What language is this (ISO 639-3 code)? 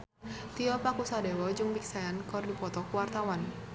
sun